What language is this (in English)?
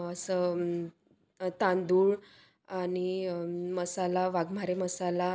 Marathi